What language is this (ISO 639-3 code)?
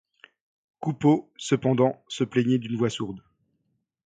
fra